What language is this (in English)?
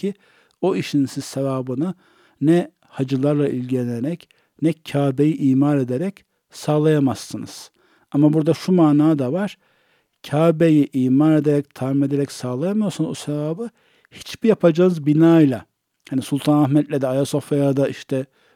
Turkish